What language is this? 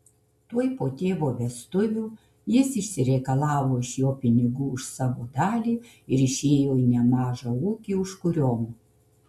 Lithuanian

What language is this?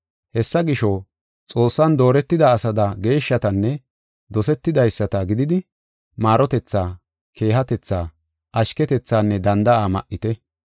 Gofa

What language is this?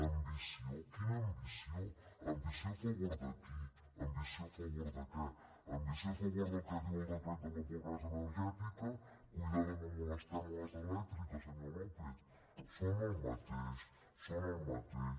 Catalan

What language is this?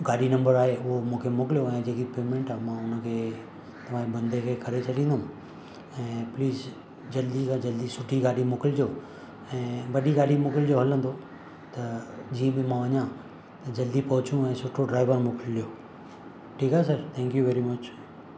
Sindhi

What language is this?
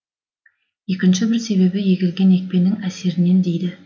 Kazakh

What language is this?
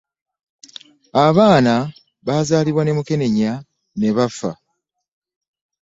Ganda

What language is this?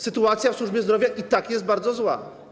Polish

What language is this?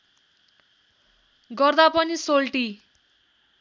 Nepali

